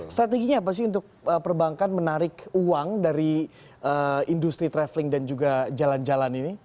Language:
Indonesian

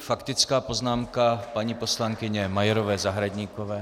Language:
Czech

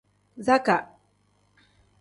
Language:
Tem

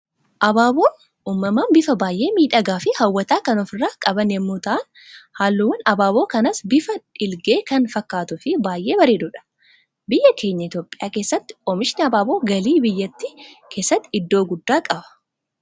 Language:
Oromo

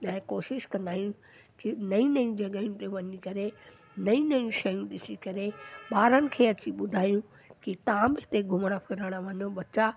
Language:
Sindhi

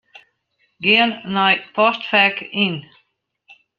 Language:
Western Frisian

